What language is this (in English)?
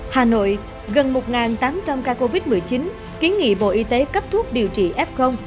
Vietnamese